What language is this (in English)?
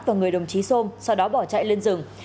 Vietnamese